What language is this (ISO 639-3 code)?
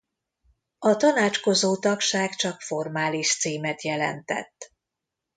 hun